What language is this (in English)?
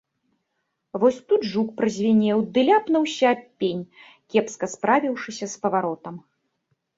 Belarusian